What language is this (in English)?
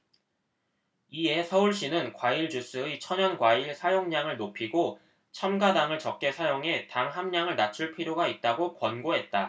Korean